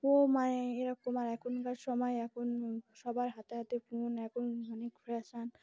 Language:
Bangla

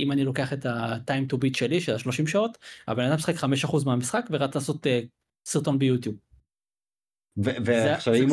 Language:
Hebrew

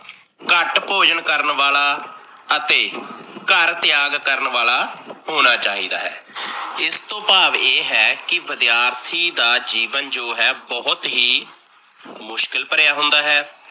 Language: Punjabi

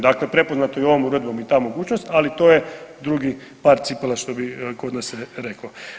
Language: Croatian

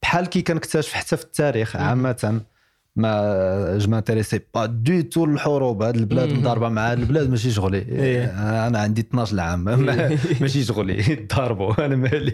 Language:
Arabic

